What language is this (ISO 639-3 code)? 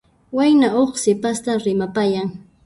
qxp